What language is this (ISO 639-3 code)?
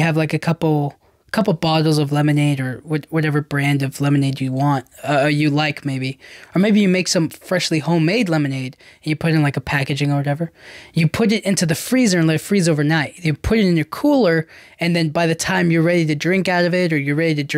eng